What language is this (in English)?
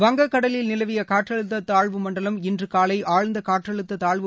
Tamil